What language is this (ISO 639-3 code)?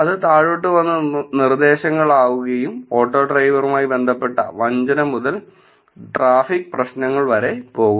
mal